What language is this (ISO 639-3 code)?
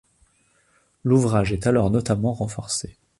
fra